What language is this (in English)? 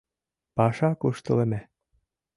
Mari